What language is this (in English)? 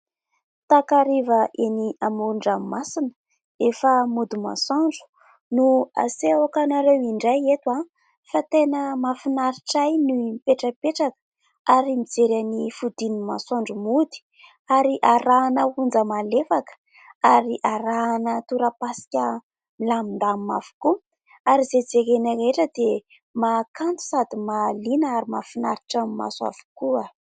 Malagasy